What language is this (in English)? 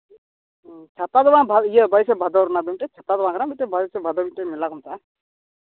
Santali